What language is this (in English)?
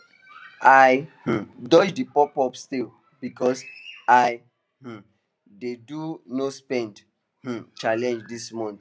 Nigerian Pidgin